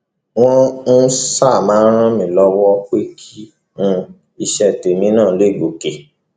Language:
Yoruba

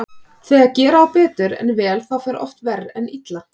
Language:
Icelandic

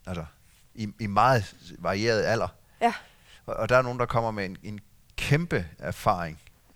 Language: Danish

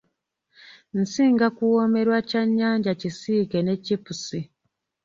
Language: Ganda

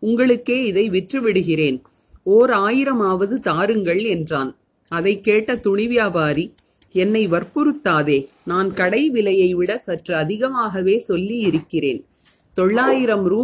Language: Tamil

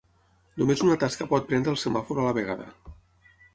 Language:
Catalan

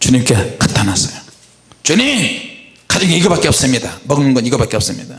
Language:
Korean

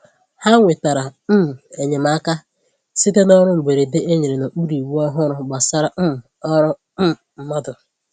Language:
Igbo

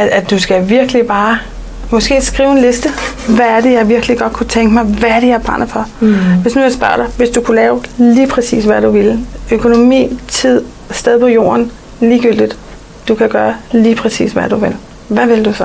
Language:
Danish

